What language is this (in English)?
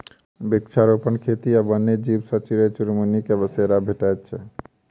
Maithili